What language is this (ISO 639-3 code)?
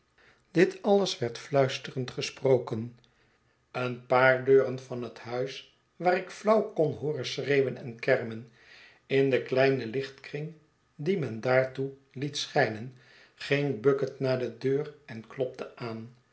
nld